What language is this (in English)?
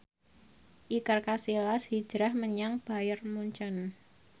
Javanese